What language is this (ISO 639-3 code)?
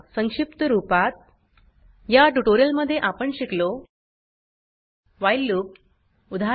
mar